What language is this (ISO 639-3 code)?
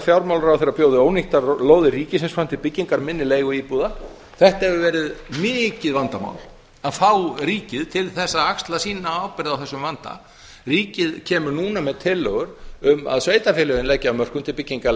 isl